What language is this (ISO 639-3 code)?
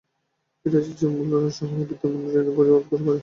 ben